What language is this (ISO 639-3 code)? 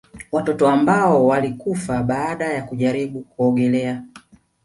swa